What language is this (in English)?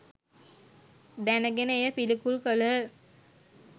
Sinhala